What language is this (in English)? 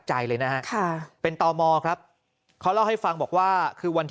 Thai